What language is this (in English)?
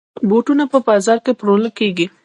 Pashto